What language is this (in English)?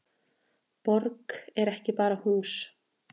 Icelandic